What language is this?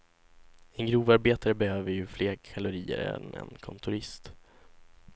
Swedish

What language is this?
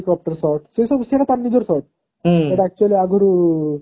Odia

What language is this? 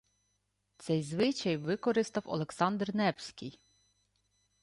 Ukrainian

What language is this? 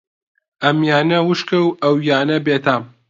Central Kurdish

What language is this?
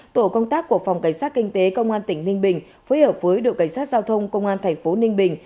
Vietnamese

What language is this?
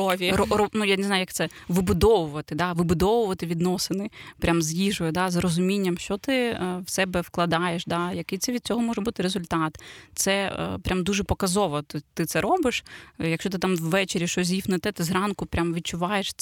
Ukrainian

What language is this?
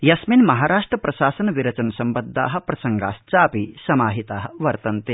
Sanskrit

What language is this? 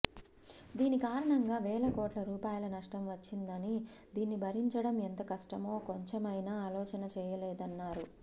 Telugu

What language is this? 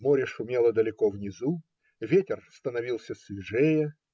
Russian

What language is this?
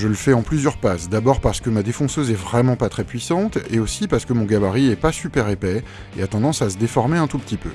French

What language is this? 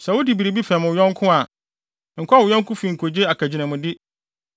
Akan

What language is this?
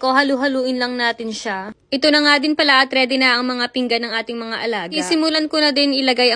Filipino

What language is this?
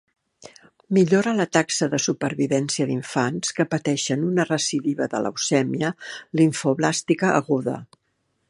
Catalan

